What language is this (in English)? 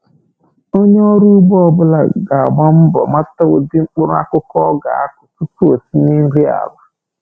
Igbo